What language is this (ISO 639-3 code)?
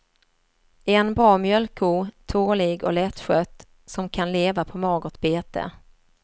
swe